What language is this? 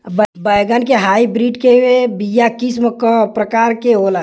Bhojpuri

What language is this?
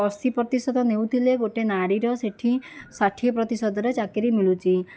Odia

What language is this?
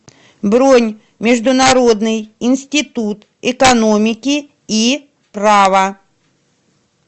Russian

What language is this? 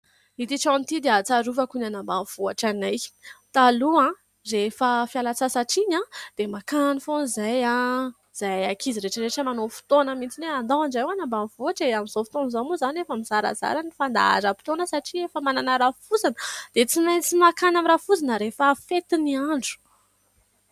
Malagasy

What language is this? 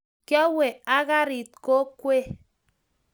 Kalenjin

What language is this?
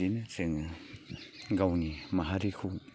Bodo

